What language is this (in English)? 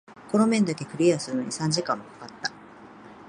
Japanese